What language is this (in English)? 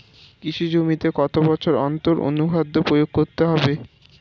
Bangla